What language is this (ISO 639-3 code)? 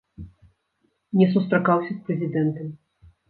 bel